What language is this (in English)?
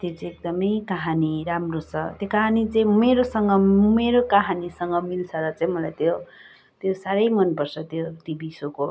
Nepali